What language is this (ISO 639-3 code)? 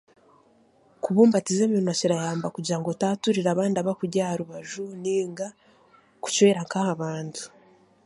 cgg